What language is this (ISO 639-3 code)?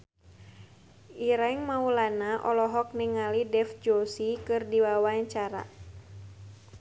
sun